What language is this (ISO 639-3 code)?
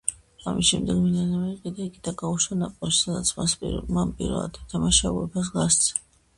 kat